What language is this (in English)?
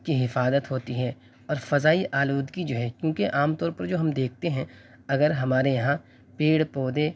Urdu